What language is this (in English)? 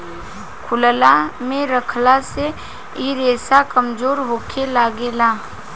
Bhojpuri